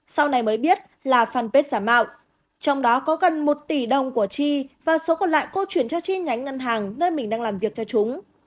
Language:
Vietnamese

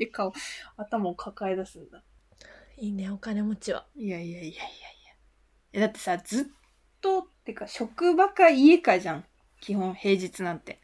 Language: Japanese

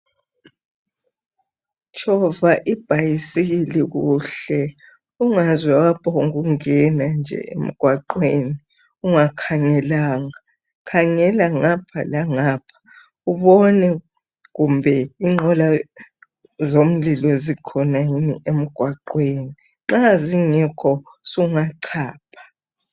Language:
North Ndebele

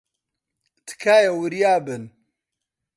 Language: Central Kurdish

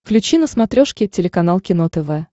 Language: Russian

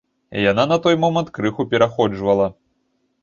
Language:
Belarusian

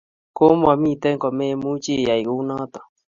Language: Kalenjin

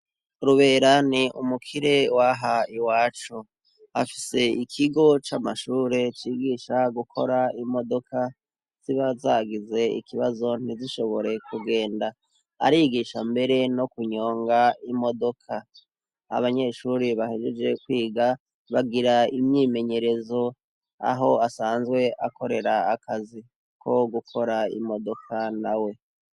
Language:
Rundi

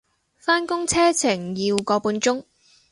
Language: Cantonese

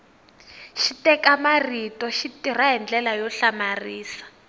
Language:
Tsonga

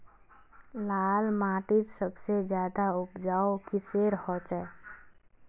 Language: Magahi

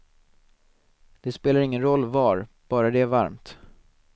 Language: Swedish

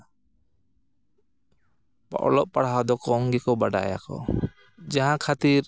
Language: Santali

